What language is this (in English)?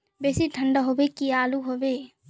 Magahi